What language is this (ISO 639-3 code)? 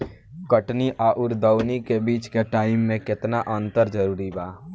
bho